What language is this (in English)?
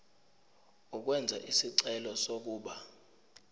Zulu